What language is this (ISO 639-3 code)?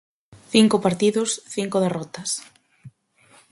glg